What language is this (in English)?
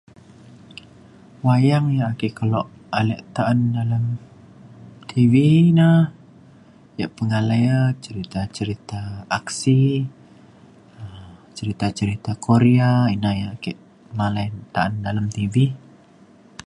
Mainstream Kenyah